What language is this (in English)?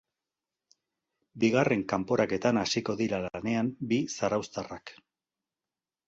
Basque